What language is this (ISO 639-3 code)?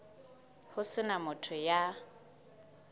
sot